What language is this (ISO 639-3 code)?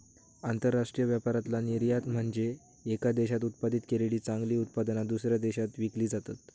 mar